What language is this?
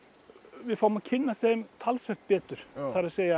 Icelandic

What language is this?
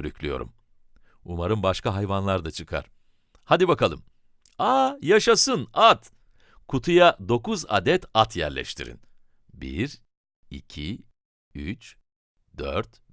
Turkish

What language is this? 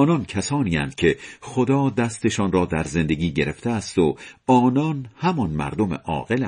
Persian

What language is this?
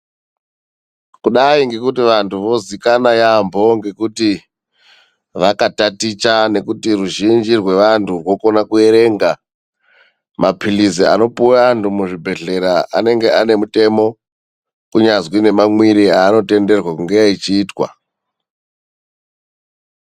Ndau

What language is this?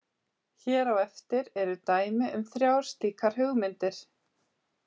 Icelandic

